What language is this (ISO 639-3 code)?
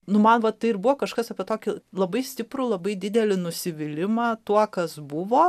lit